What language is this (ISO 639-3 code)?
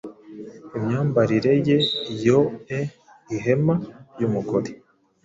kin